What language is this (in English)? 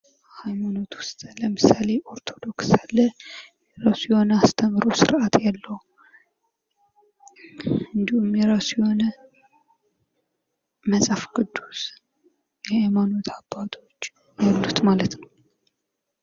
Amharic